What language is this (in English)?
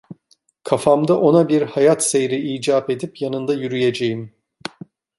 Turkish